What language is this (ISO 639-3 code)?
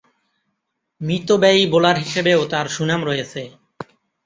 ben